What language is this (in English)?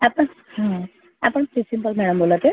Marathi